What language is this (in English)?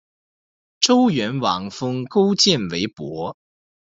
Chinese